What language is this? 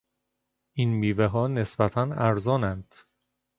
Persian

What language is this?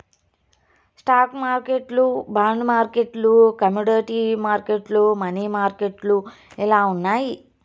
Telugu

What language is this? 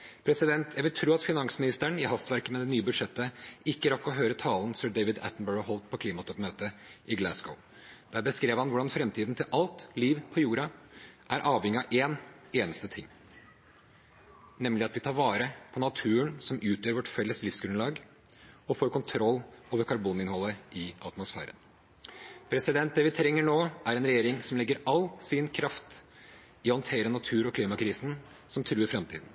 Norwegian Bokmål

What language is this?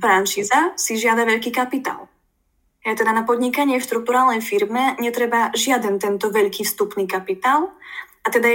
Slovak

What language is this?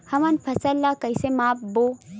Chhattisgarhi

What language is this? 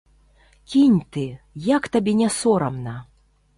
Belarusian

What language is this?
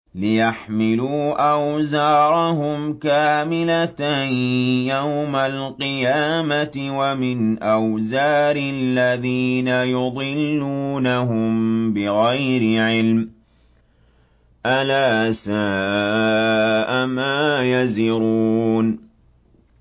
Arabic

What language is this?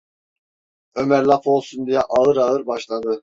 Turkish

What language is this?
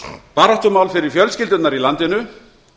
Icelandic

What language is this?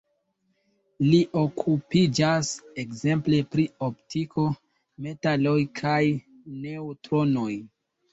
Esperanto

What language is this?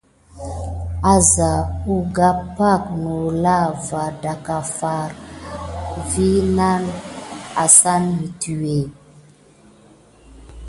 Gidar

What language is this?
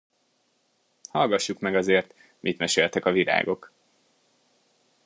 Hungarian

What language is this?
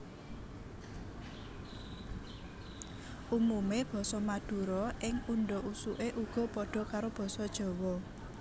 Javanese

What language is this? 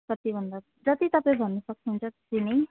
Nepali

